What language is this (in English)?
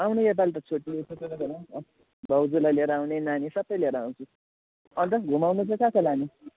Nepali